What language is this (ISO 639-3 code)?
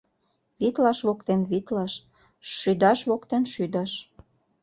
chm